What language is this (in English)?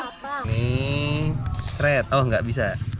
Indonesian